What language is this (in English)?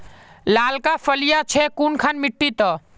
Magahi